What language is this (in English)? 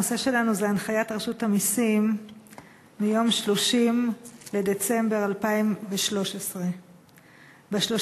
Hebrew